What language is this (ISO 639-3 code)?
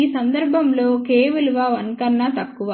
tel